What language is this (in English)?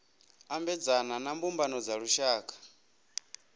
Venda